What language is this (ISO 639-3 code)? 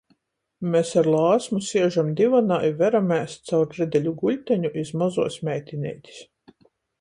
ltg